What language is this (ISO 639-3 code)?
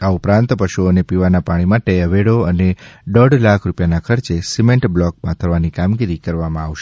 guj